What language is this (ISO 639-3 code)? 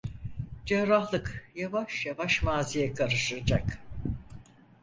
tur